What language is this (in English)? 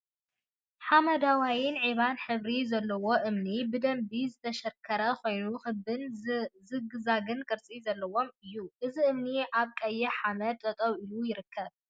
Tigrinya